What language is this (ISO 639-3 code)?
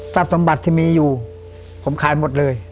tha